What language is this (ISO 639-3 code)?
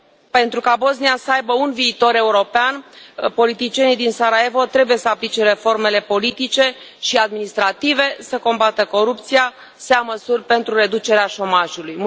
ron